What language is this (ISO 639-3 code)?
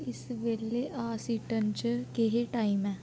doi